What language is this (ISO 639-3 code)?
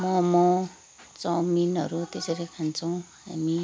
nep